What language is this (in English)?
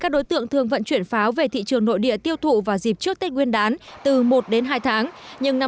Vietnamese